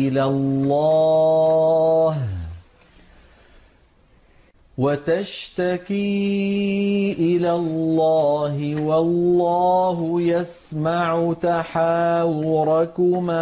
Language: Arabic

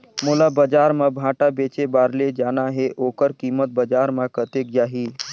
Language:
Chhattisgarhi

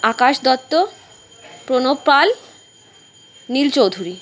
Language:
Bangla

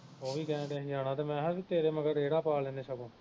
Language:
Punjabi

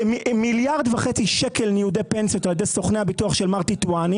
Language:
Hebrew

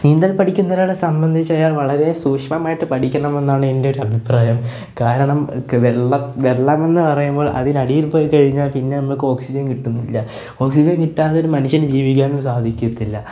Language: Malayalam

